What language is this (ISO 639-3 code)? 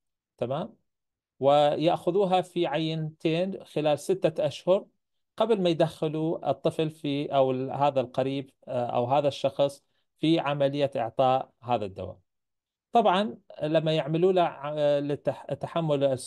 ara